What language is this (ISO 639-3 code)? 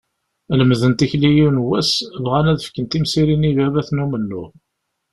kab